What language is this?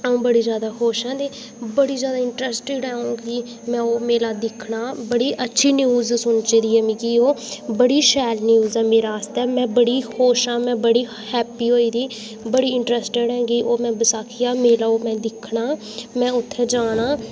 Dogri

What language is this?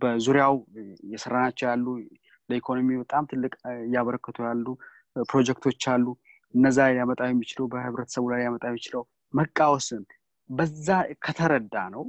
Amharic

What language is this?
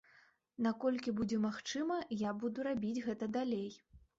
Belarusian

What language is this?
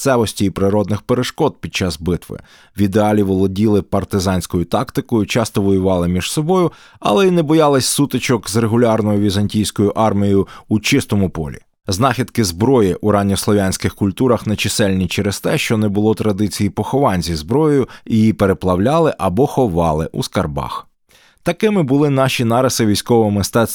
Ukrainian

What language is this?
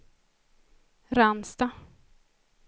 Swedish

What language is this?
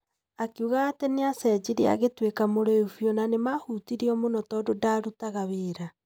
Kikuyu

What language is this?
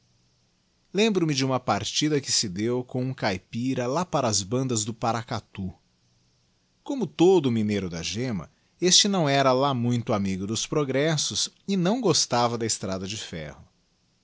Portuguese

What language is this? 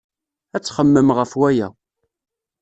Kabyle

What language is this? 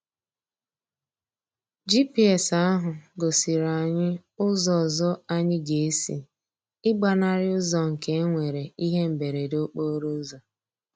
Igbo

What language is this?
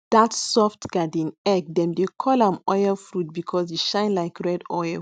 Nigerian Pidgin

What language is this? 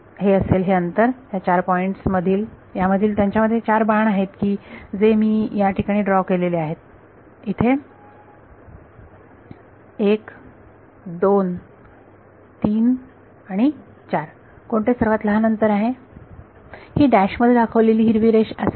Marathi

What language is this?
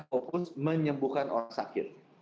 Indonesian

